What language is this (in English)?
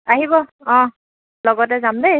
Assamese